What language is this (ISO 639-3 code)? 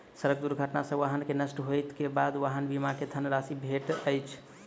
mai